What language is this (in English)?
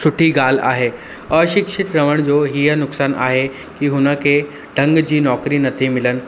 Sindhi